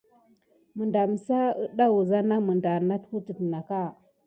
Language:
Gidar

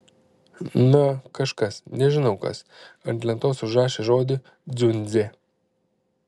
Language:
Lithuanian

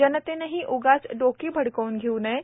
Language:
Marathi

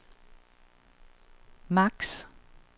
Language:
Danish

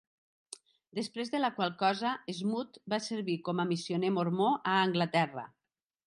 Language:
Catalan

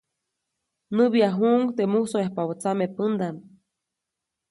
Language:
Copainalá Zoque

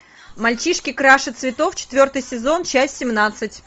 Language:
Russian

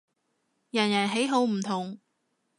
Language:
Cantonese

